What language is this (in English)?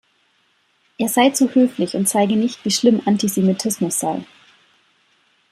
German